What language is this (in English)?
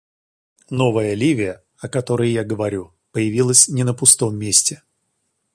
Russian